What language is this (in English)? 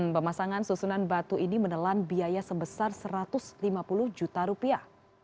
Indonesian